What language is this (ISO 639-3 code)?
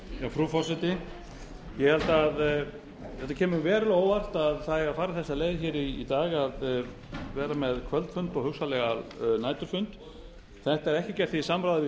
isl